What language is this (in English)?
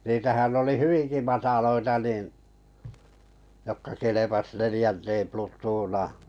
Finnish